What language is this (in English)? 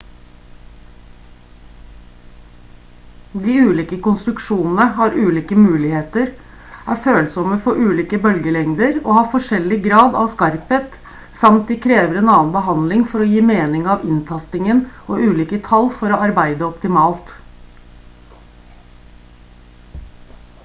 Norwegian Bokmål